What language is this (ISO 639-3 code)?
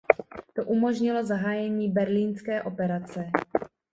ces